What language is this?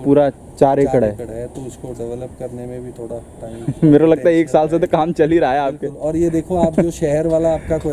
Hindi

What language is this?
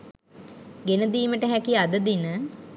Sinhala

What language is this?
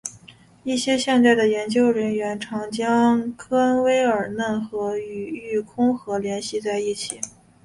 Chinese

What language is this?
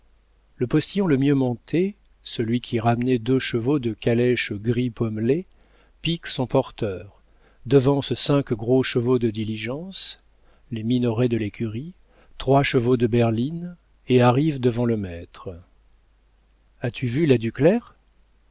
French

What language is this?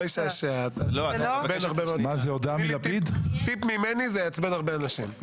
Hebrew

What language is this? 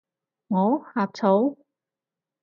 Cantonese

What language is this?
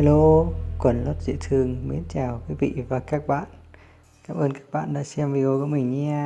Vietnamese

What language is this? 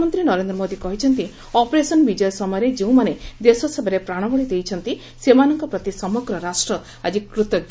Odia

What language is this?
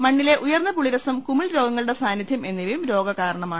Malayalam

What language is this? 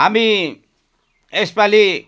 Nepali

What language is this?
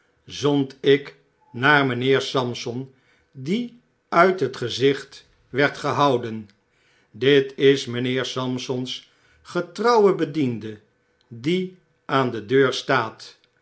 Dutch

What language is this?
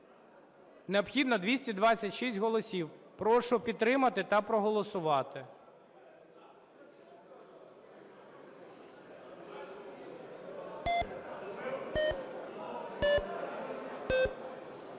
Ukrainian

